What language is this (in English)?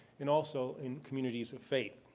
English